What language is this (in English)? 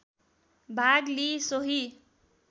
Nepali